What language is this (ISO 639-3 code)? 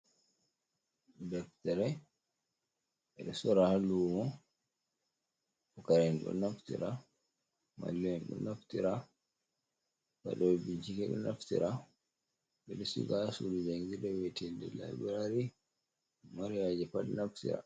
ful